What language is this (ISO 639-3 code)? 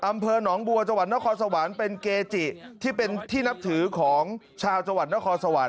tha